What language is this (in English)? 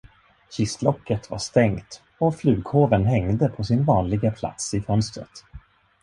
Swedish